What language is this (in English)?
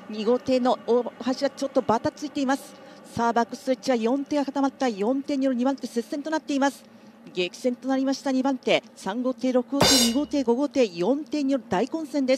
Japanese